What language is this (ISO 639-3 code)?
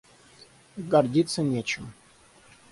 rus